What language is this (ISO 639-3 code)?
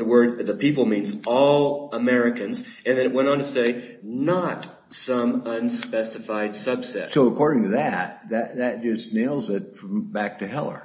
eng